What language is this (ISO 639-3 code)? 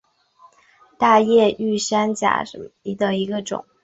zho